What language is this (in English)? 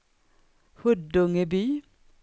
Swedish